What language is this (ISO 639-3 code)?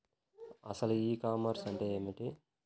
tel